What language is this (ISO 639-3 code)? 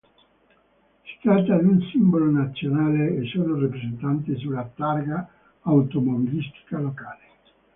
ita